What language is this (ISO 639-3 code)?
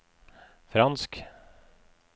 nor